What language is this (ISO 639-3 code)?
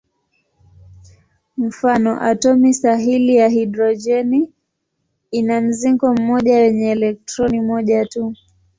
swa